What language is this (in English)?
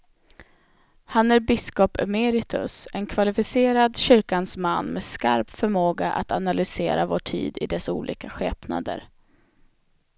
Swedish